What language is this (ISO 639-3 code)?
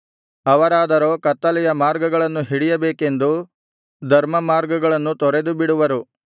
kan